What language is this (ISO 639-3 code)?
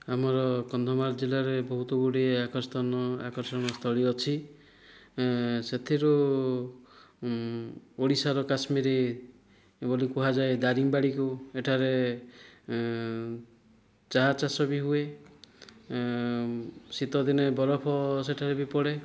ori